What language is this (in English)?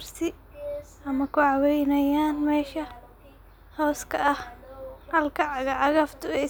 Somali